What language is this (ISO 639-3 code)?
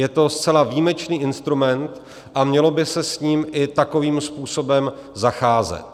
ces